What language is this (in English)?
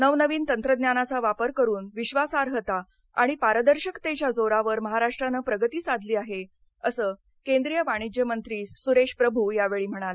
Marathi